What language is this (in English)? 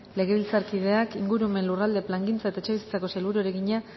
Basque